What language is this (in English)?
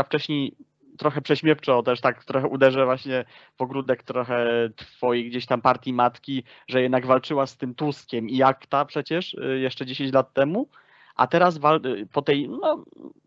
Polish